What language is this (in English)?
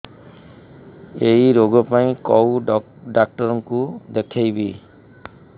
Odia